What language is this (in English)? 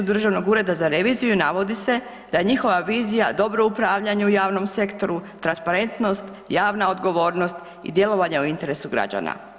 Croatian